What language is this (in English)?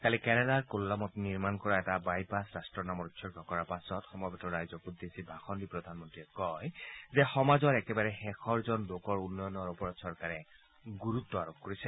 Assamese